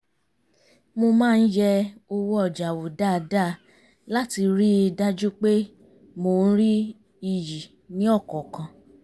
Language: Yoruba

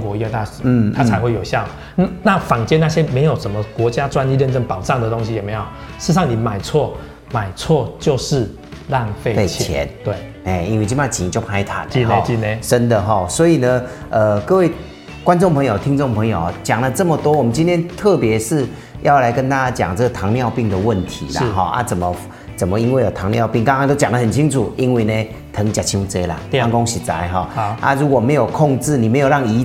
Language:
Chinese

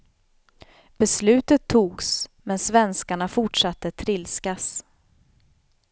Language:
Swedish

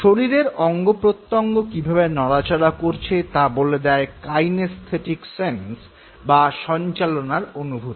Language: Bangla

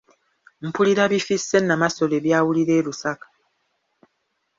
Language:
Ganda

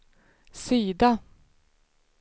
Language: Swedish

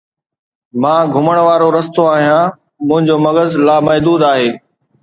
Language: Sindhi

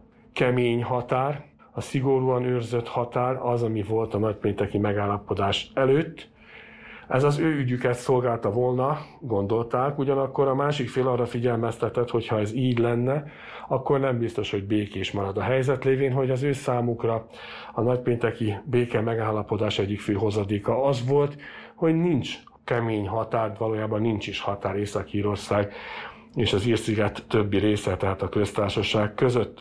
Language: Hungarian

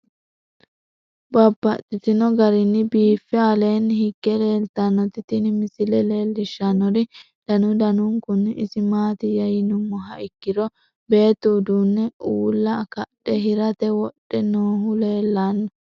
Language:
Sidamo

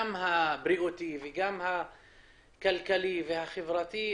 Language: Hebrew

